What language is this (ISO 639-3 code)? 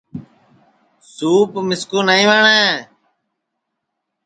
ssi